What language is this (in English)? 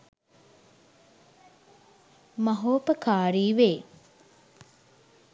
Sinhala